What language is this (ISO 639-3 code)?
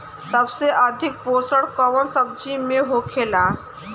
bho